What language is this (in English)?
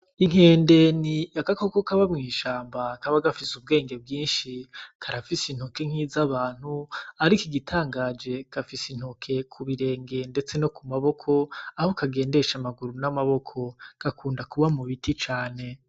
Rundi